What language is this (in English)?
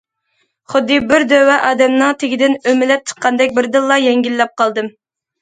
Uyghur